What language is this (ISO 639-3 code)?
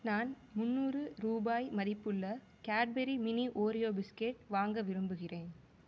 tam